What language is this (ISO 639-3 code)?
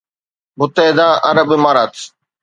snd